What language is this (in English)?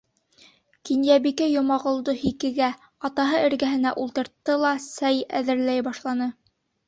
Bashkir